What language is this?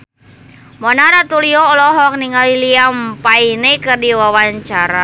Sundanese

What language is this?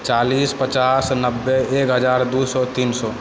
Maithili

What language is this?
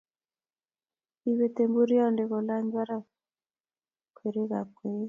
Kalenjin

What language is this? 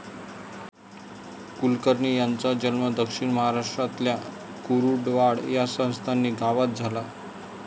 Marathi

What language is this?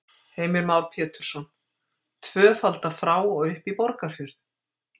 Icelandic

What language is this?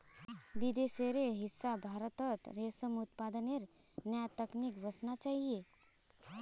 Magahi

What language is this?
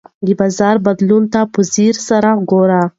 Pashto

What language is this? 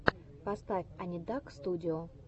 Russian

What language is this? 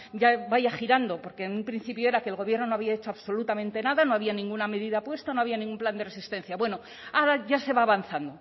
Spanish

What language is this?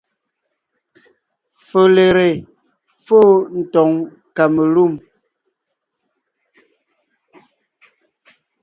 Ngiemboon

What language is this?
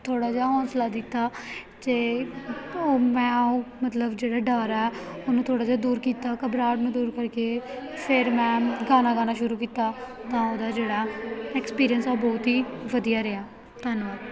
Punjabi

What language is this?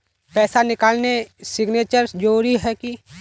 Magahi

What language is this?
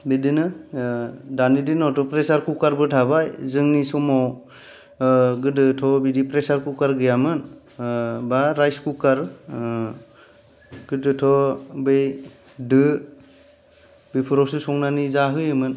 Bodo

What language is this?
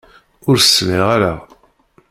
Kabyle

